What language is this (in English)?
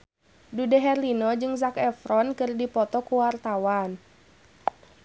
Sundanese